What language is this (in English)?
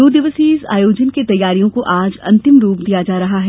Hindi